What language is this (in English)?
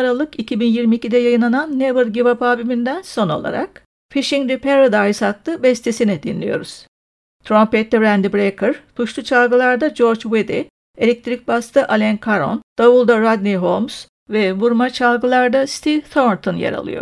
Turkish